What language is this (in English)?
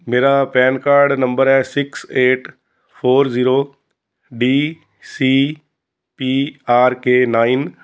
Punjabi